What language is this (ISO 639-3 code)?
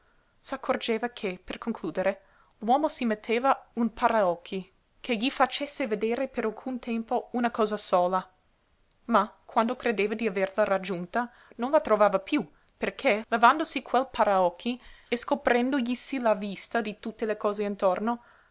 ita